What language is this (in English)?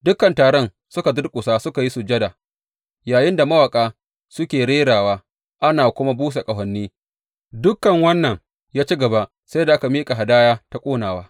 Hausa